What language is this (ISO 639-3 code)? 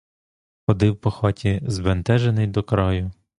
ukr